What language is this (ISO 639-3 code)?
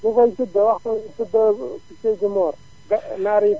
wol